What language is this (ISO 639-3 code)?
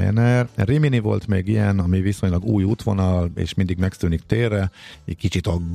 hun